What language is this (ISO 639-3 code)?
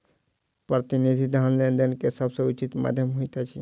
mai